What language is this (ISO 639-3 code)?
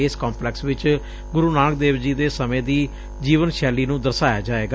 pan